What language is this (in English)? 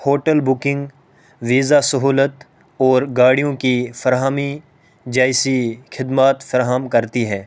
Urdu